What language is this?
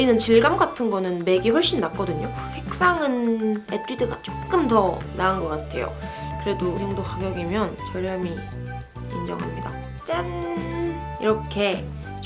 Korean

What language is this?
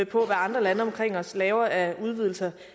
Danish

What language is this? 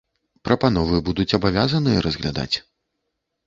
Belarusian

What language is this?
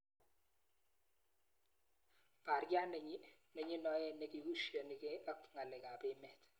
Kalenjin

